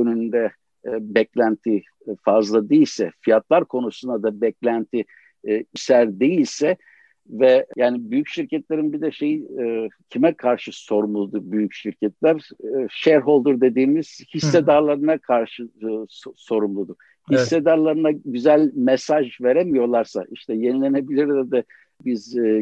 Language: Turkish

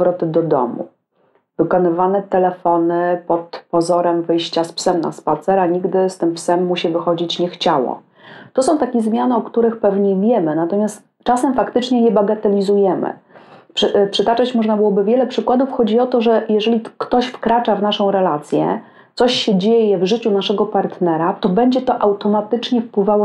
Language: Polish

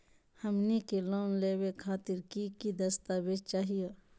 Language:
Magahi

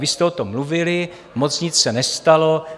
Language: Czech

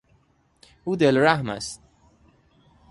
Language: Persian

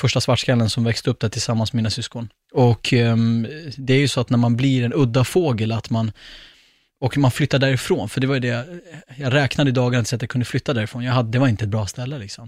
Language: Swedish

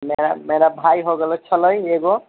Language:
Maithili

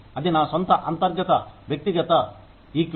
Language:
Telugu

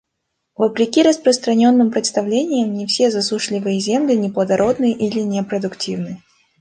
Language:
Russian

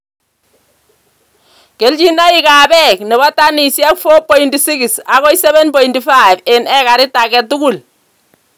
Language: Kalenjin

